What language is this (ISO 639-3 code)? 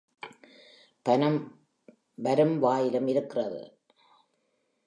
tam